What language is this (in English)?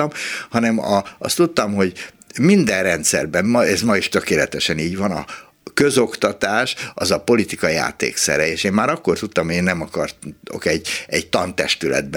Hungarian